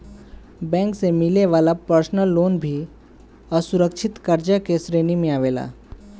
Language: Bhojpuri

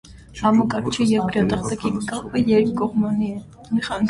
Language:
Armenian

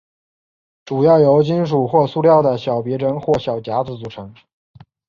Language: Chinese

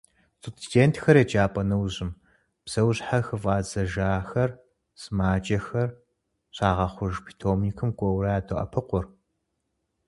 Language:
Kabardian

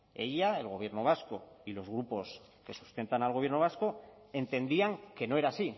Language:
Spanish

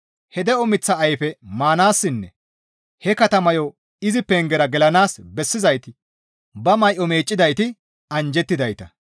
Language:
Gamo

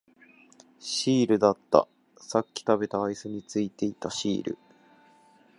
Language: Japanese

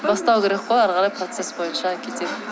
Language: Kazakh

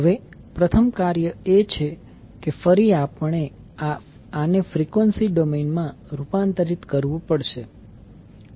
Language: Gujarati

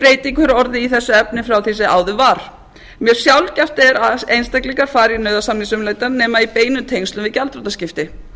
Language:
Icelandic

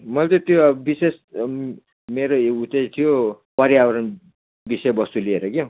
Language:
Nepali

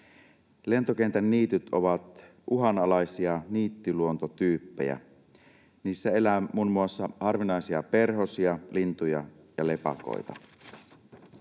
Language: Finnish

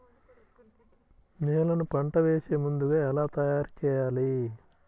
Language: Telugu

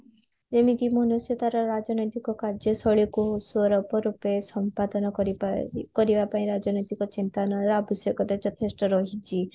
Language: Odia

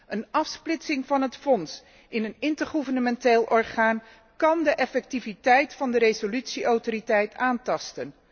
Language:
Dutch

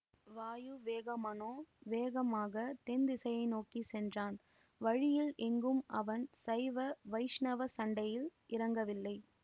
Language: Tamil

